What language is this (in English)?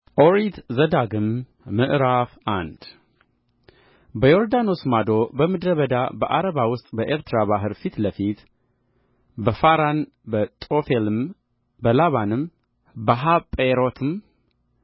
Amharic